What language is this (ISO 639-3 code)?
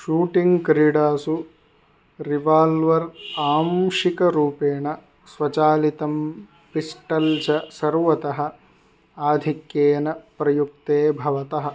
san